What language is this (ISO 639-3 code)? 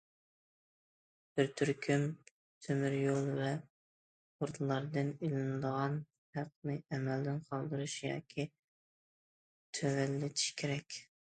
uig